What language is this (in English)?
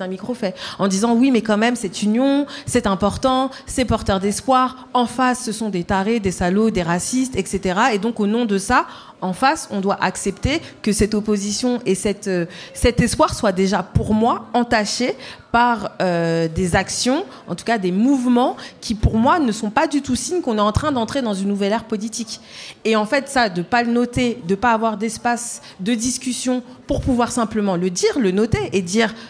French